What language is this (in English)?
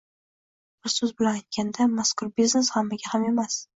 Uzbek